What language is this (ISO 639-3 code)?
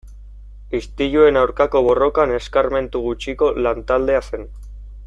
eus